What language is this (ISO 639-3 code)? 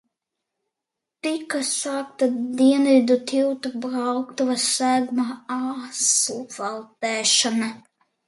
lav